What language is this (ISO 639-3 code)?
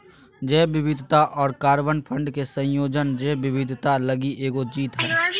mag